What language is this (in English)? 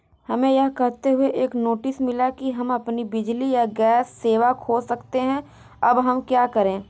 Hindi